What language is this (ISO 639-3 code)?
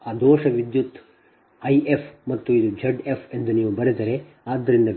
kan